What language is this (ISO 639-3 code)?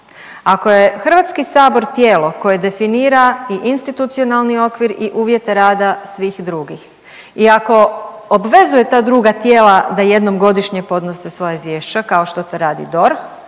hrv